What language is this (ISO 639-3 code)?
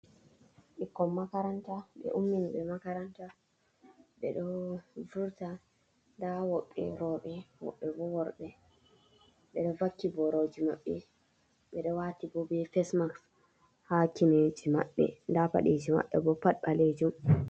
ful